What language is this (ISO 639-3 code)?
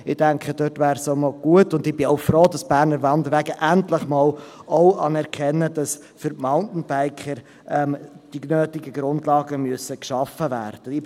gsw